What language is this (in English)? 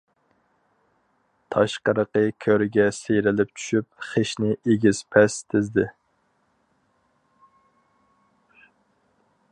Uyghur